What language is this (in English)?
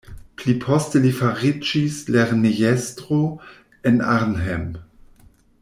Esperanto